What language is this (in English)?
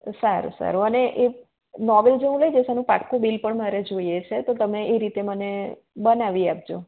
Gujarati